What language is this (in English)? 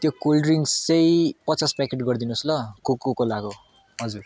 Nepali